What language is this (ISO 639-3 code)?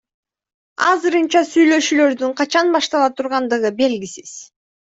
kir